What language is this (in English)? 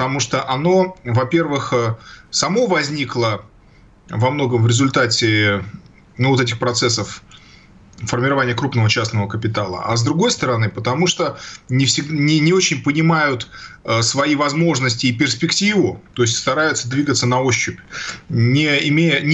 Russian